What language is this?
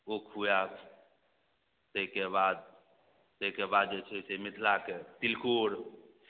Maithili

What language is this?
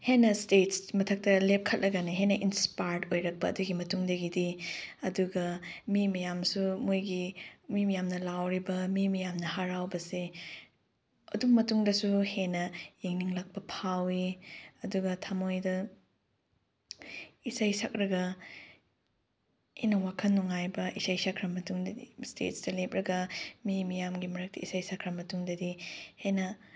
Manipuri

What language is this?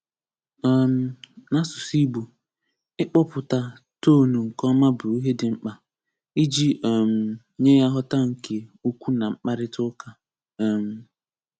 Igbo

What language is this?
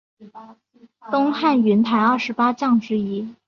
Chinese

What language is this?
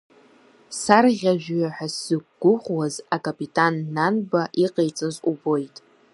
Abkhazian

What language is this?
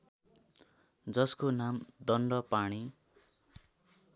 Nepali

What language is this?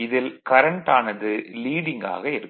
Tamil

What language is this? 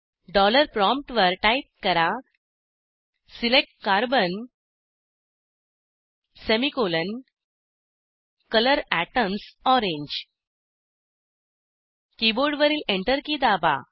Marathi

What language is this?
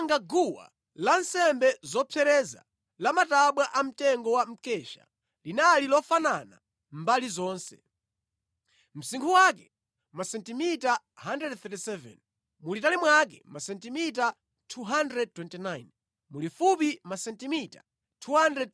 Nyanja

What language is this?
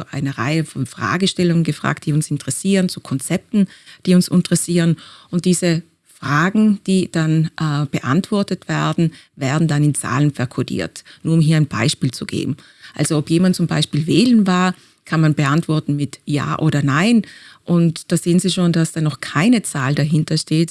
German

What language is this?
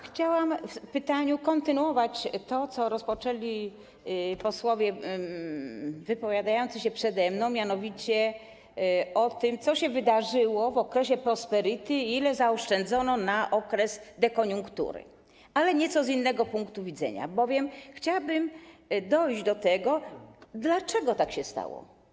Polish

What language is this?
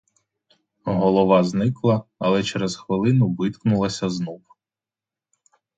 Ukrainian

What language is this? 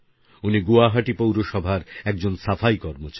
Bangla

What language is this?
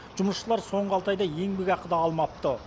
Kazakh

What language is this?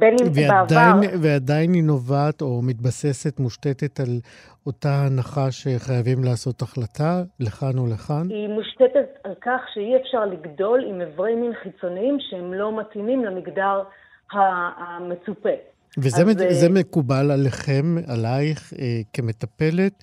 Hebrew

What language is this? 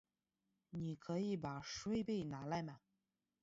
Chinese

